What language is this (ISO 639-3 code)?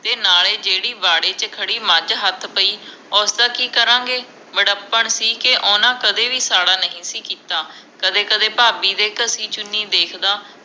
pan